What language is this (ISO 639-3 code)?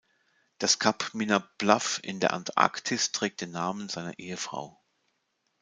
deu